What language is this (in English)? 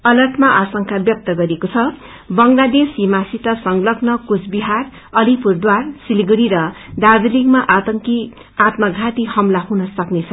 Nepali